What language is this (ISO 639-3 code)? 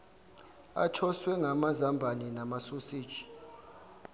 zul